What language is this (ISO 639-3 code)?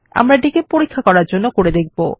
ben